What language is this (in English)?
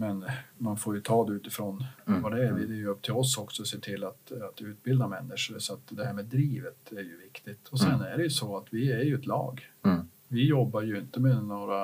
Swedish